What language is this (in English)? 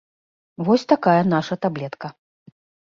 Belarusian